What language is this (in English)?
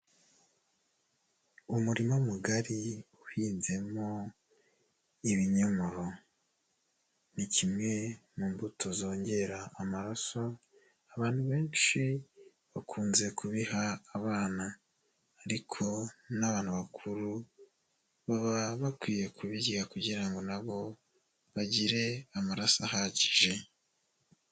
Kinyarwanda